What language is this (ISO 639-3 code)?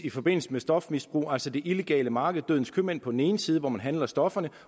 dan